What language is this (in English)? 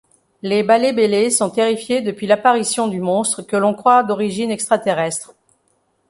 French